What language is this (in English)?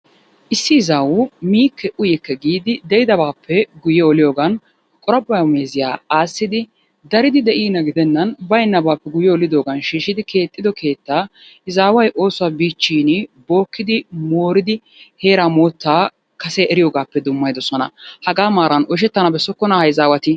Wolaytta